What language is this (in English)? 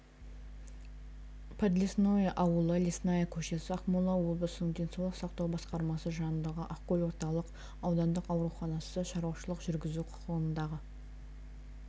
Kazakh